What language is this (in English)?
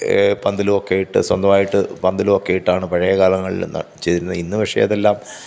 Malayalam